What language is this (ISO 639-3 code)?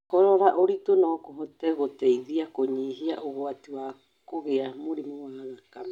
kik